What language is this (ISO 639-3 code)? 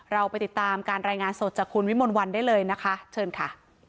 tha